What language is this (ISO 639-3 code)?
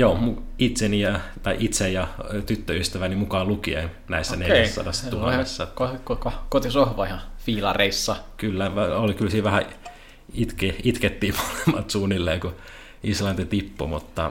fin